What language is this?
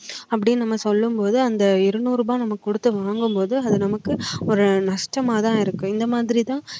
Tamil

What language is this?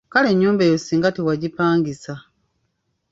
Ganda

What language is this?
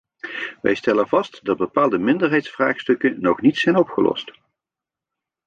Dutch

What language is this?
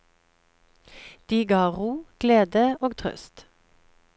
Norwegian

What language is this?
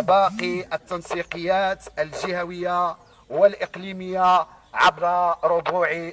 Arabic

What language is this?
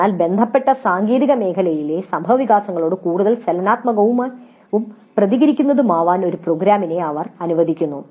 Malayalam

